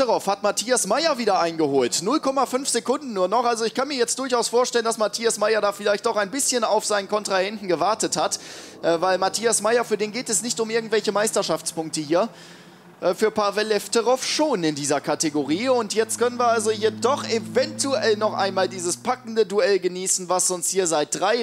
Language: German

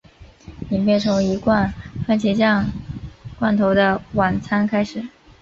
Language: Chinese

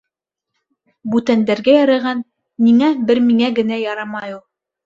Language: Bashkir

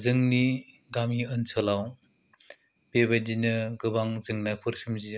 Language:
Bodo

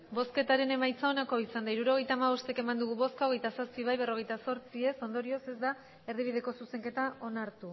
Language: Basque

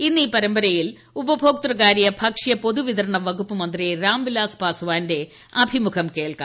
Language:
Malayalam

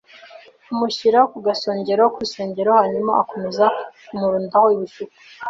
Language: Kinyarwanda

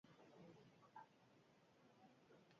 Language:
Basque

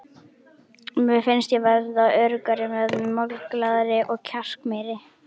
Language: Icelandic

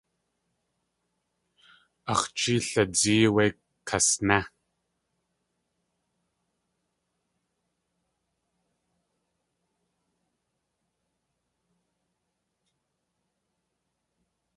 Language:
Tlingit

